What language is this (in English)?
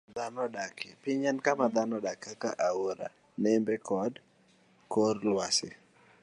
Luo (Kenya and Tanzania)